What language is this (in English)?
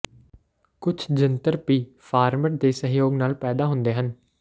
Punjabi